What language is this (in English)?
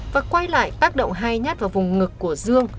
Vietnamese